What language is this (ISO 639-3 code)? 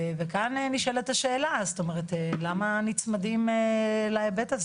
heb